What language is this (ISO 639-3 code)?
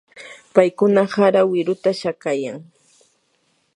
qur